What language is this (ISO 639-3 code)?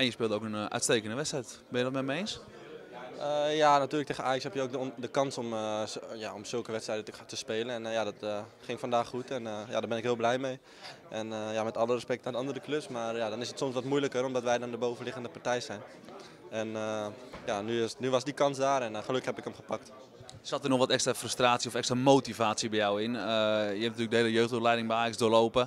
nld